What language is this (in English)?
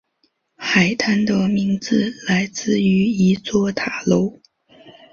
Chinese